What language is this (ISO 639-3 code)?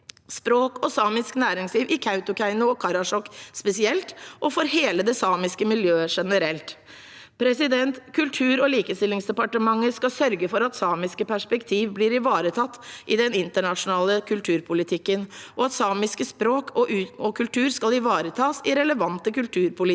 nor